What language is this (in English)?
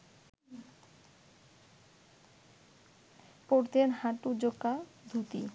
Bangla